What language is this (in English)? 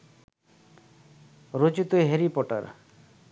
Bangla